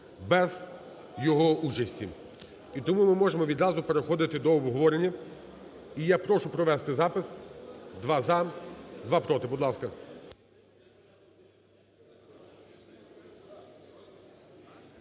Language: Ukrainian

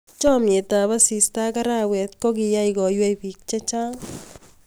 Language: Kalenjin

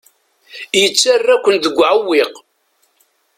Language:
Kabyle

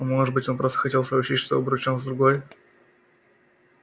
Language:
Russian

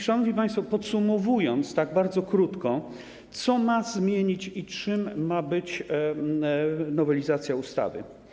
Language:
Polish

